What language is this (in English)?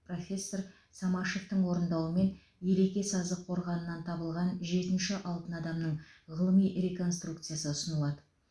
Kazakh